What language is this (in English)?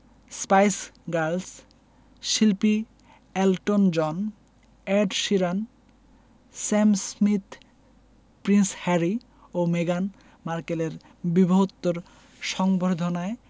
Bangla